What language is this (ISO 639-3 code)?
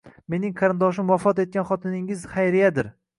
uzb